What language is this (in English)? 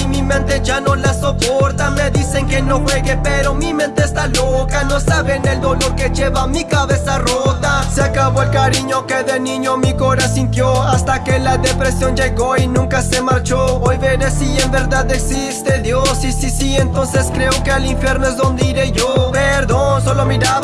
Spanish